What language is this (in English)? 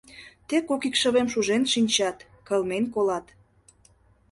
Mari